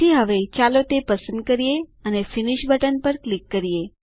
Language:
Gujarati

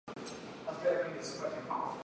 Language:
Chinese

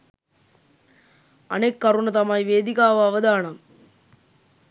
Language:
Sinhala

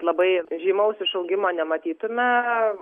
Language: Lithuanian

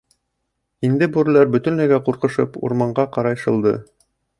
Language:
Bashkir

